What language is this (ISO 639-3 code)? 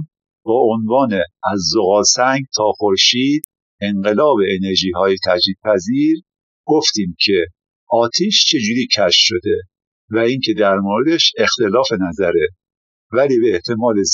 fas